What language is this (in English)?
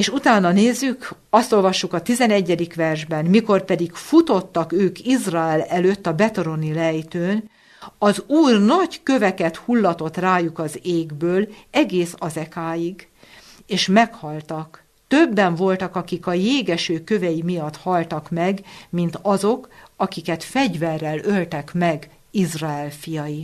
Hungarian